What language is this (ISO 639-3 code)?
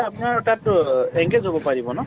asm